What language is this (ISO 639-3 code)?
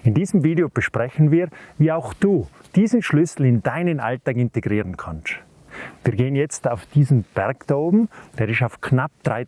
deu